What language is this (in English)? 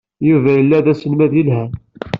Kabyle